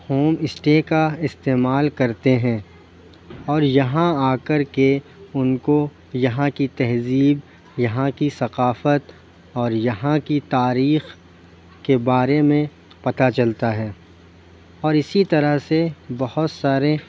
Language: Urdu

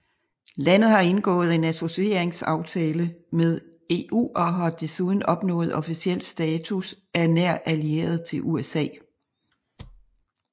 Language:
Danish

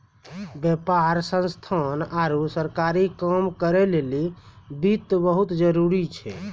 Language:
Maithili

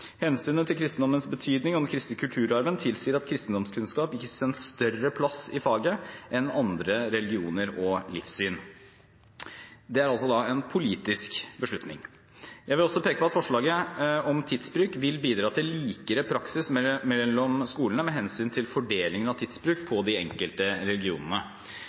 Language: Norwegian Bokmål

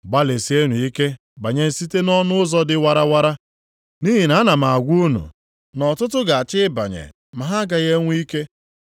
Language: Igbo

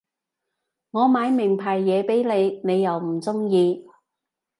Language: Cantonese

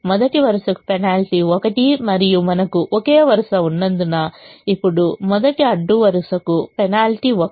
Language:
Telugu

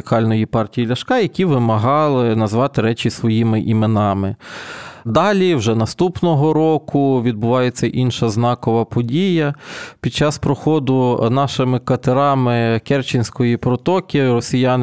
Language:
Ukrainian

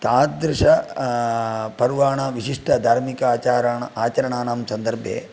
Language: Sanskrit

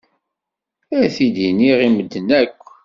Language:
Kabyle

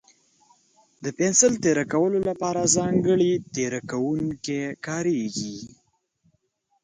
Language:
Pashto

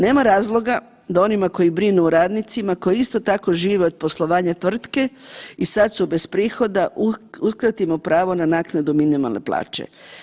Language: Croatian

